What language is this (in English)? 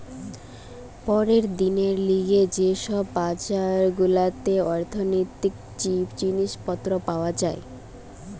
Bangla